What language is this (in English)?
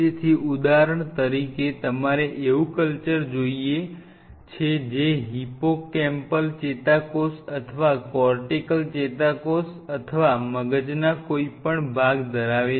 Gujarati